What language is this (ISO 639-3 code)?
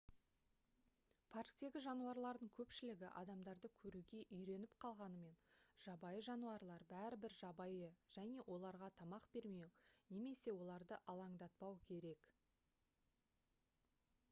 kaz